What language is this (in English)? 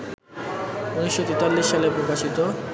Bangla